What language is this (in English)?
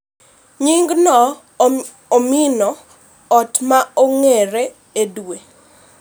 Luo (Kenya and Tanzania)